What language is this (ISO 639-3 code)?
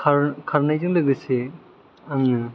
brx